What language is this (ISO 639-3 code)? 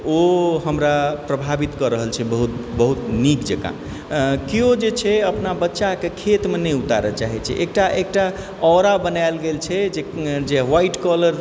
mai